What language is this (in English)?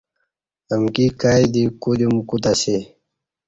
Kati